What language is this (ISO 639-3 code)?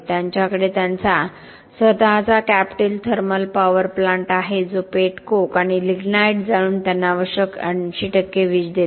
mar